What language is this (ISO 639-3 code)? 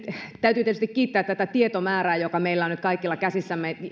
fin